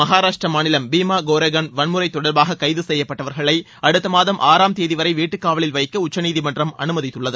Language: Tamil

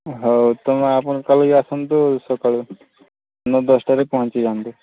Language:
Odia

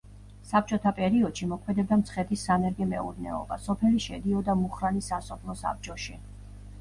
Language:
Georgian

